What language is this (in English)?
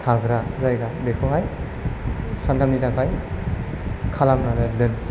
Bodo